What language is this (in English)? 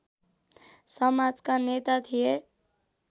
Nepali